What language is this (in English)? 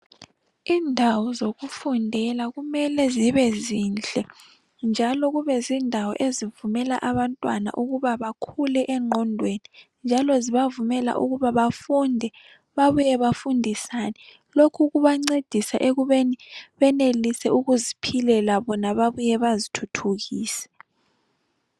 North Ndebele